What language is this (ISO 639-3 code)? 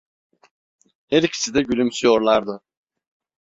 tur